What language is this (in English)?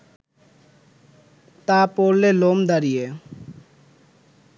Bangla